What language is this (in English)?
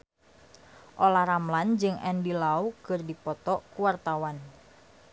Sundanese